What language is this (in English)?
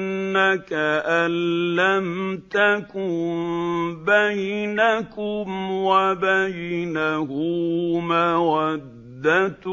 Arabic